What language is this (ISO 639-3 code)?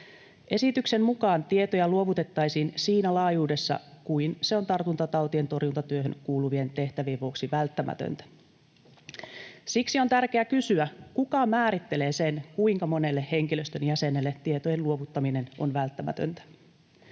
fin